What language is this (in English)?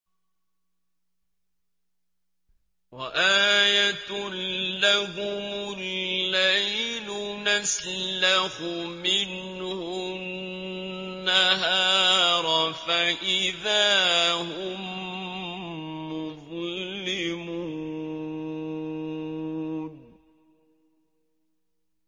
Arabic